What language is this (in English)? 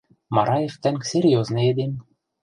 Western Mari